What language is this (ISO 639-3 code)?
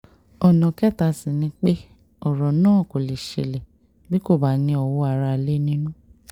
yor